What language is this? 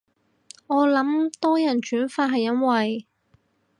Cantonese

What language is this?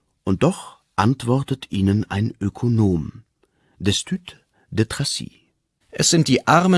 German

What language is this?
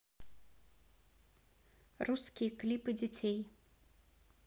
Russian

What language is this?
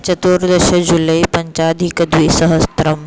Sanskrit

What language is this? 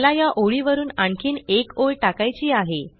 Marathi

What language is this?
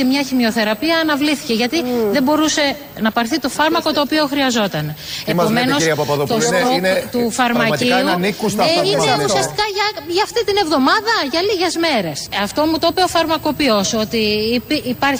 Greek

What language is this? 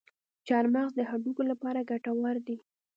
Pashto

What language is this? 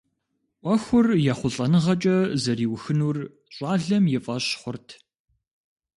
Kabardian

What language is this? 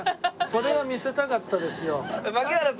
Japanese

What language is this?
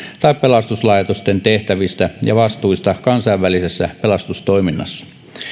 Finnish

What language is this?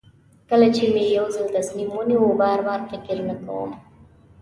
Pashto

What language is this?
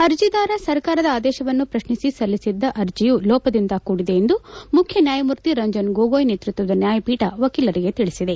Kannada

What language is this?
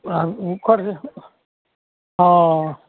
Maithili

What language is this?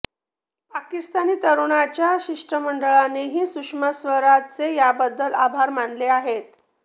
Marathi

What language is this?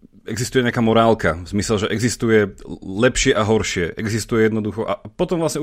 Slovak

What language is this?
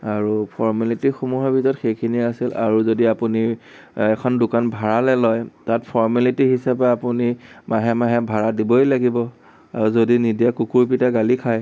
Assamese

